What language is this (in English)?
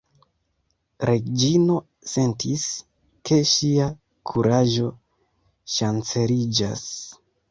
Esperanto